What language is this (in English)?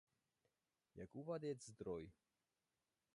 Czech